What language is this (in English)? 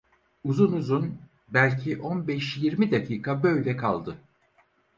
Turkish